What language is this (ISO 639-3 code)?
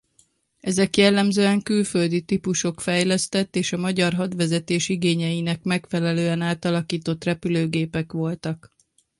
hun